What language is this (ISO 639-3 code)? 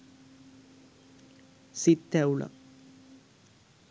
sin